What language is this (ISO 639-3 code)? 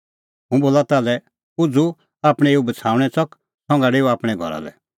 kfx